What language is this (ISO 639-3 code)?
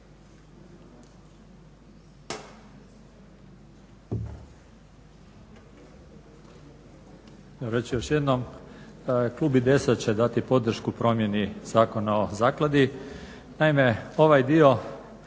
hrv